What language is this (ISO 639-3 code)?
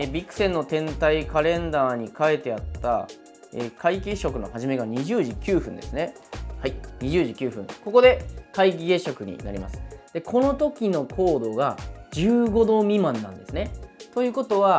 jpn